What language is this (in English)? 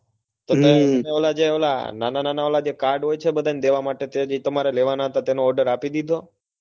Gujarati